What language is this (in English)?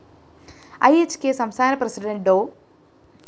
Malayalam